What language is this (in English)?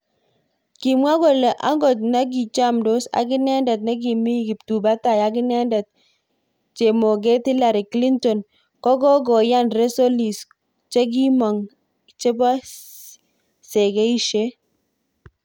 Kalenjin